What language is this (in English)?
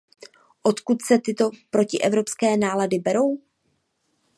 Czech